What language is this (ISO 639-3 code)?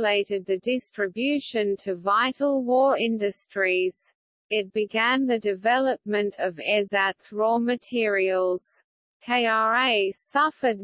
eng